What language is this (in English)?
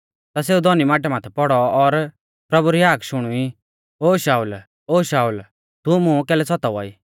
Mahasu Pahari